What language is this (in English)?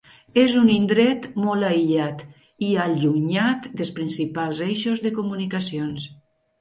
Catalan